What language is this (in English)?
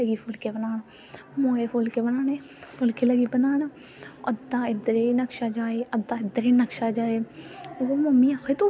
Dogri